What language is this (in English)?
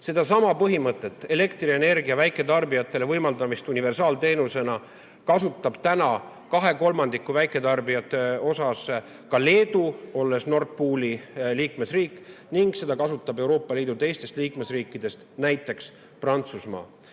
Estonian